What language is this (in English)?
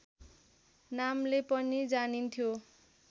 Nepali